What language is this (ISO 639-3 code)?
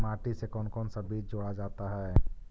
mag